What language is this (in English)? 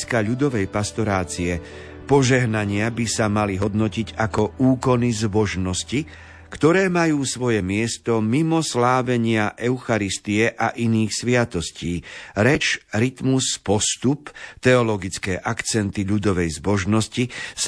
Slovak